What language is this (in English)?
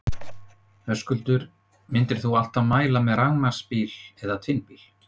Icelandic